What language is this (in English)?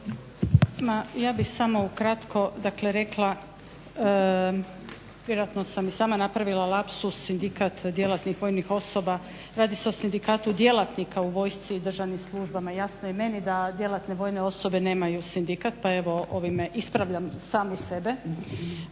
Croatian